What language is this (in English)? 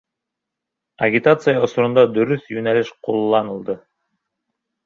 Bashkir